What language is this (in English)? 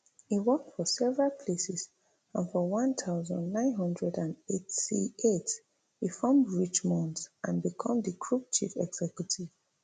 Nigerian Pidgin